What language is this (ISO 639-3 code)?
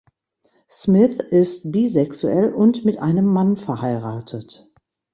deu